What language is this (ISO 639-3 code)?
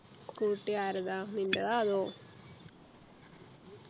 mal